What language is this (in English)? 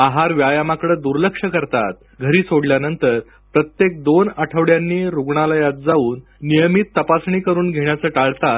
Marathi